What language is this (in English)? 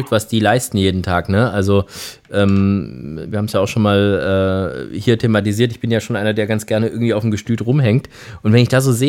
German